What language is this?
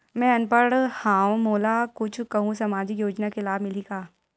Chhattisgarhi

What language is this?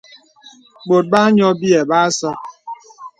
Bebele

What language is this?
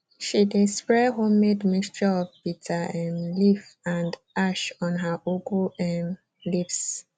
Nigerian Pidgin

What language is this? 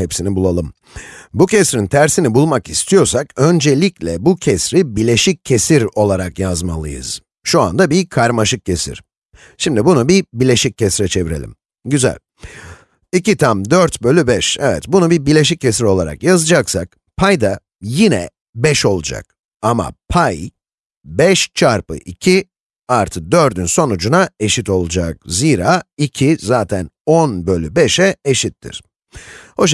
Turkish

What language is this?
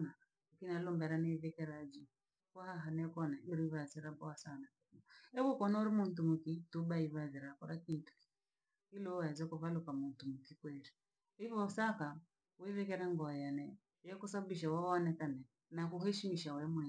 Langi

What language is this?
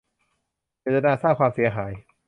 Thai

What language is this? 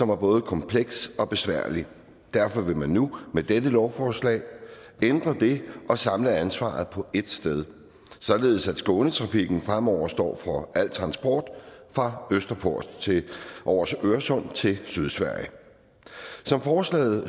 Danish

